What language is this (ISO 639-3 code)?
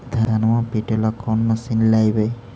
mag